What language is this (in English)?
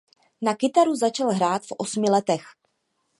Czech